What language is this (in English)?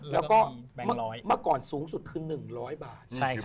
Thai